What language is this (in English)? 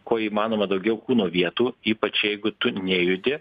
Lithuanian